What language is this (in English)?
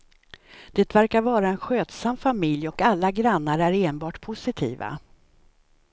Swedish